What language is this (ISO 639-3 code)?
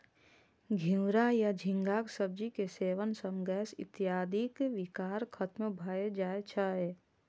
mai